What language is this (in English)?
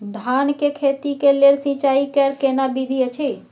Maithili